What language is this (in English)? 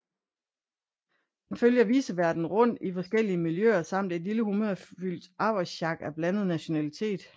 Danish